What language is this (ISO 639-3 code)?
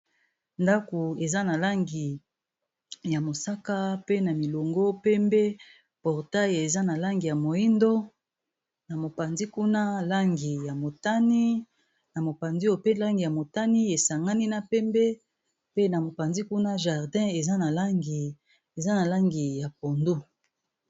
lin